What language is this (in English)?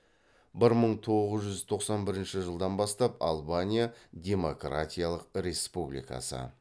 Kazakh